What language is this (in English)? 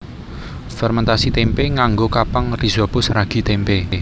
Javanese